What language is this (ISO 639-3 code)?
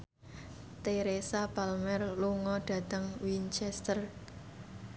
jav